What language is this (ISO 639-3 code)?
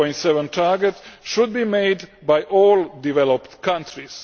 eng